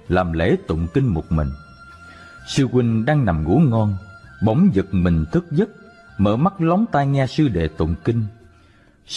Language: Vietnamese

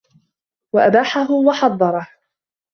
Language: Arabic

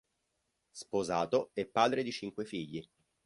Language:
Italian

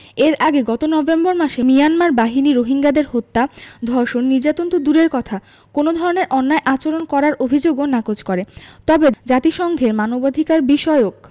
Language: Bangla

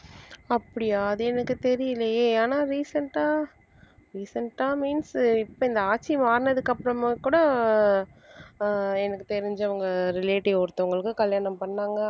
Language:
Tamil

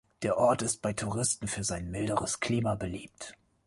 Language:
German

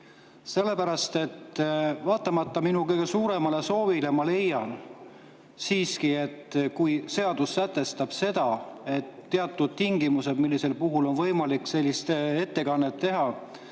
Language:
Estonian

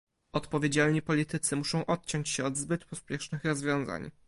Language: Polish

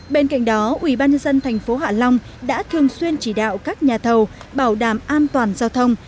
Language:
Vietnamese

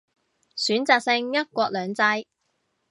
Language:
Cantonese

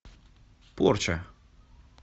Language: Russian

